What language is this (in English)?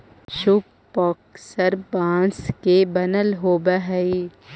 Magahi